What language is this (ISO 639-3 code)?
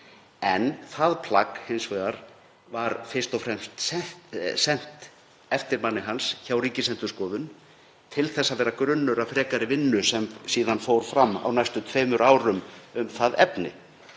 isl